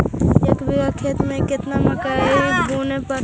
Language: Magahi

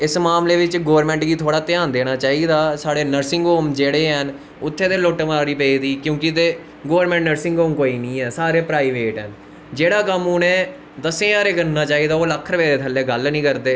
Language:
Dogri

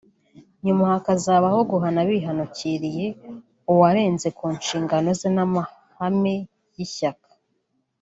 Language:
Kinyarwanda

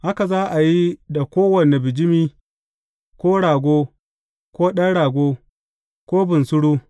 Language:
Hausa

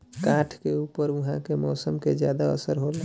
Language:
Bhojpuri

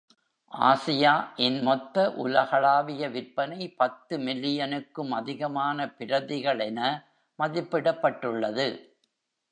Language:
Tamil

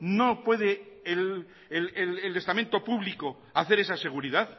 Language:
Spanish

